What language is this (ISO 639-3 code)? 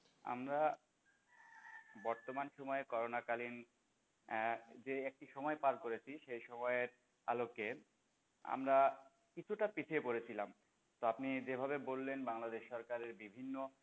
ben